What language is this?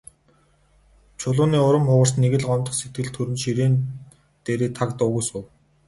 Mongolian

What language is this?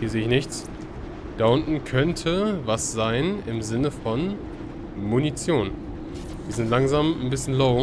German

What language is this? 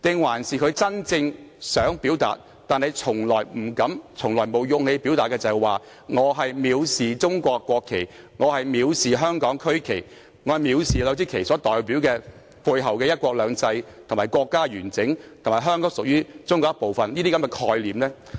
Cantonese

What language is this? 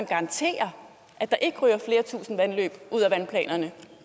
Danish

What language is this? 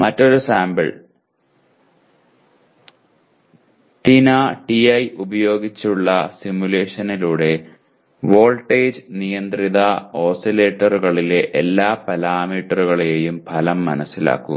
Malayalam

